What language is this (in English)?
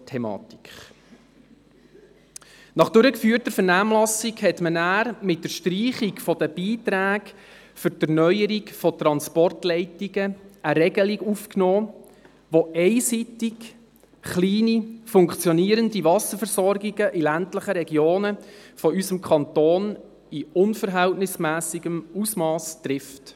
Swiss German